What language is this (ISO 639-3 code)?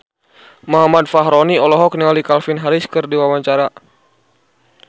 sun